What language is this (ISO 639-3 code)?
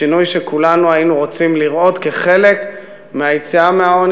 heb